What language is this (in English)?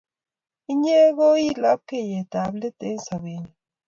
Kalenjin